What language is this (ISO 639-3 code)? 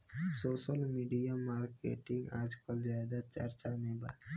bho